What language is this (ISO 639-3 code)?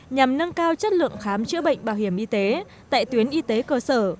vie